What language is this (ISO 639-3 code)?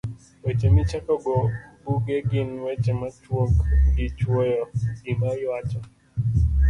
luo